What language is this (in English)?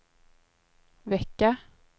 Swedish